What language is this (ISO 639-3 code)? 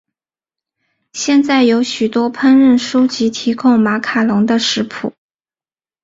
zho